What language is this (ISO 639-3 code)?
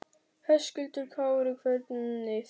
isl